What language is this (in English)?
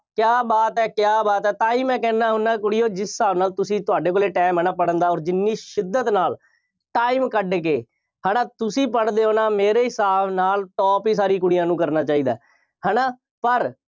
Punjabi